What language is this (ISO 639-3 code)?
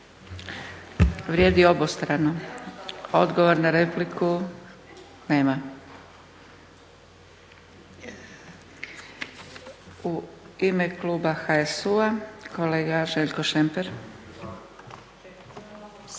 hrv